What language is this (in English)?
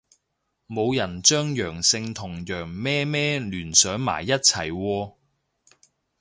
Cantonese